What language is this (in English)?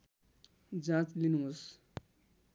Nepali